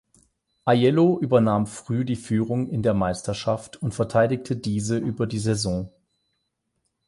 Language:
German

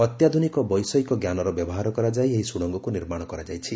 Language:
Odia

